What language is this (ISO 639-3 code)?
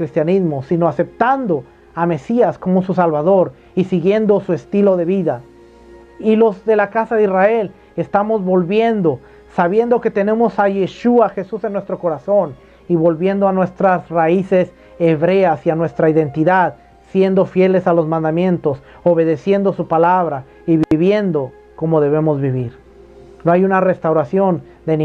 spa